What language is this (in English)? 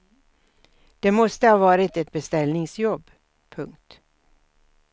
Swedish